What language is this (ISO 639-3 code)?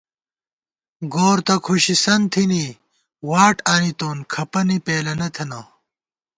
gwt